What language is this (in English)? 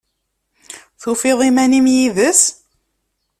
Kabyle